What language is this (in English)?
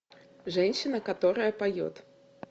Russian